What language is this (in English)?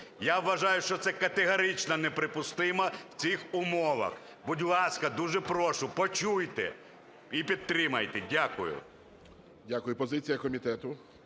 Ukrainian